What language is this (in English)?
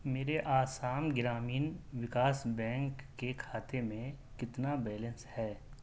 Urdu